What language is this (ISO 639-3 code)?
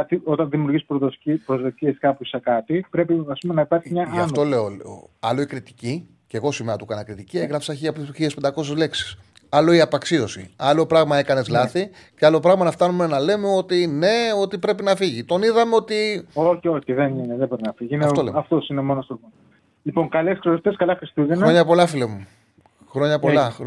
ell